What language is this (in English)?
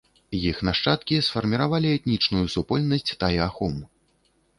Belarusian